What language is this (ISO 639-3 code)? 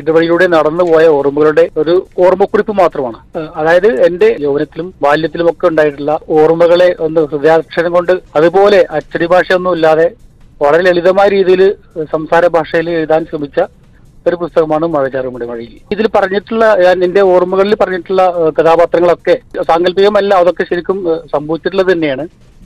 mal